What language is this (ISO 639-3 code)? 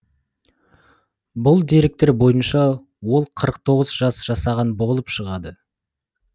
kaz